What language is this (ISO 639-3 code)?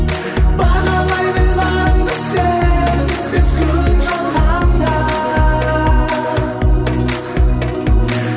kaz